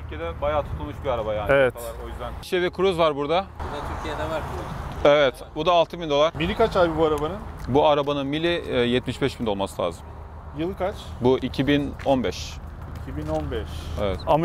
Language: Turkish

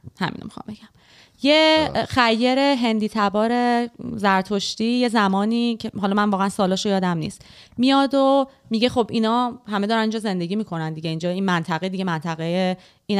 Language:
Persian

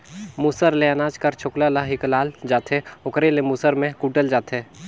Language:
Chhattisgarhi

